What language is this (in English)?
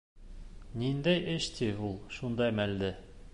Bashkir